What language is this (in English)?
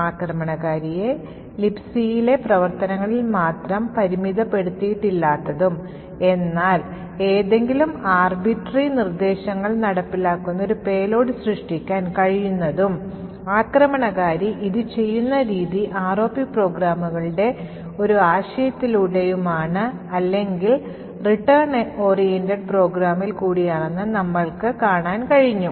Malayalam